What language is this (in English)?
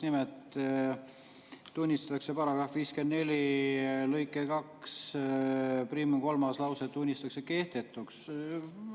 Estonian